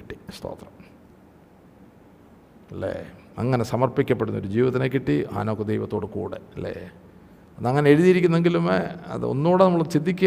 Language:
Malayalam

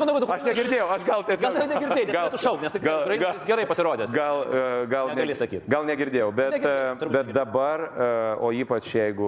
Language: Lithuanian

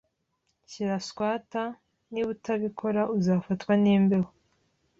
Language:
Kinyarwanda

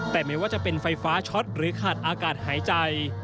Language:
Thai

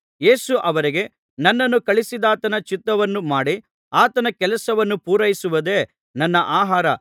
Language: Kannada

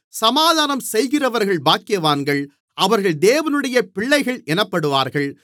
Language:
Tamil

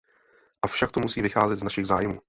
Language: Czech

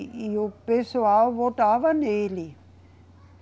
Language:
Portuguese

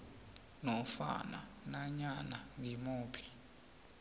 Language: South Ndebele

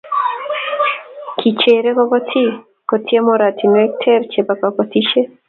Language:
Kalenjin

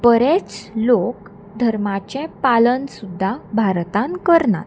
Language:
Konkani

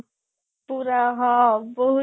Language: Odia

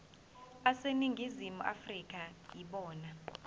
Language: Zulu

